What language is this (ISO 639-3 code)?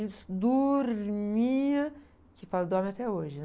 por